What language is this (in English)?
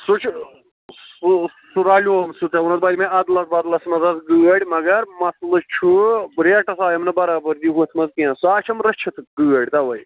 Kashmiri